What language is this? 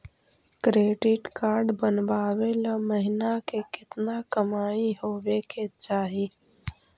Magahi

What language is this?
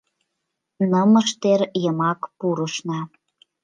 Mari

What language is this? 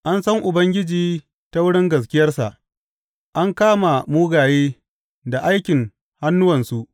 Hausa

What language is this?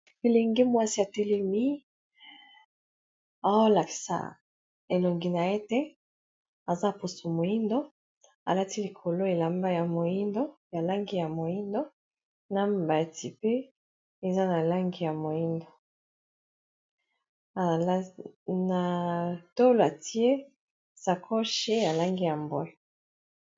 Lingala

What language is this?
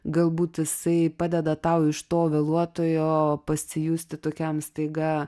Lithuanian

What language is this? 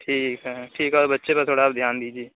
Urdu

